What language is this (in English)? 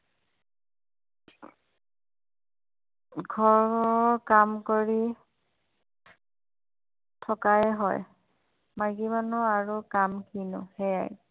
Assamese